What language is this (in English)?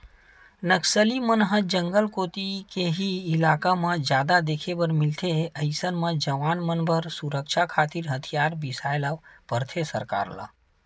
Chhattisgarhi